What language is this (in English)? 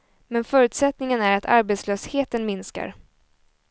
Swedish